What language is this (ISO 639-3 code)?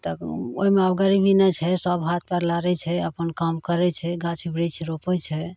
mai